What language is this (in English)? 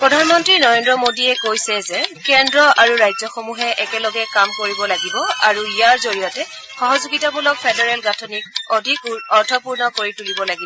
Assamese